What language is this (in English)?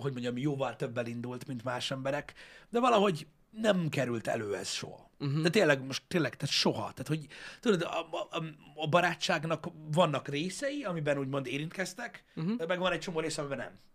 Hungarian